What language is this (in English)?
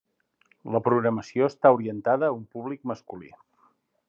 Catalan